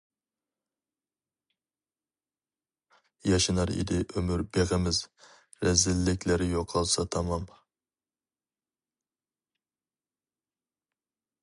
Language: Uyghur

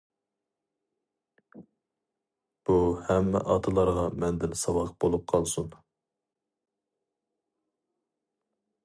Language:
Uyghur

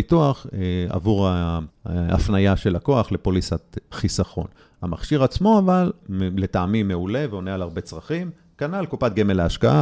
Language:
Hebrew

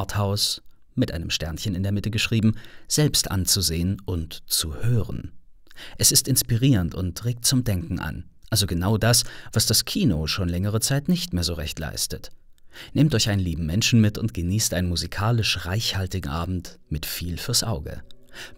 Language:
German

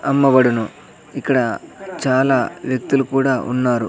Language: Telugu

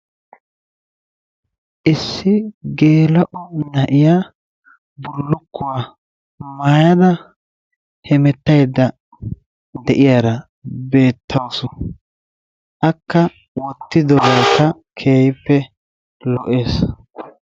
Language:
Wolaytta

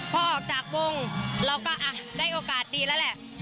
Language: Thai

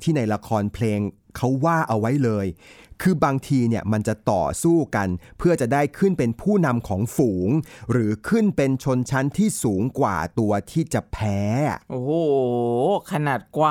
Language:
Thai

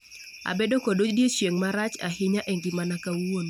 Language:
Luo (Kenya and Tanzania)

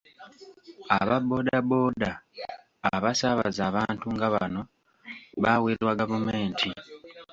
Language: Ganda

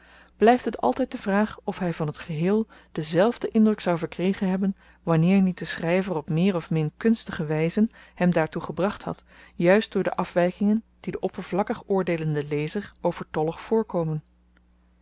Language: Dutch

